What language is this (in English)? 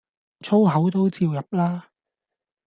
Cantonese